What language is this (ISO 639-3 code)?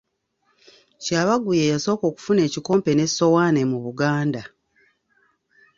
lug